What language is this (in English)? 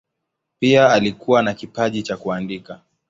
Swahili